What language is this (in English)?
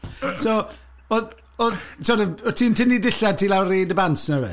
Welsh